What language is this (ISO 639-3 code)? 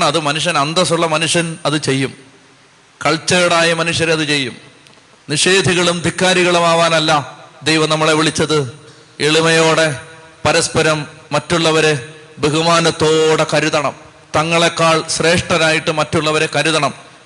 mal